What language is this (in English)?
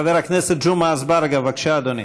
Hebrew